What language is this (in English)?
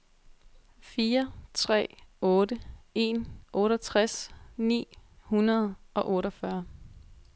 Danish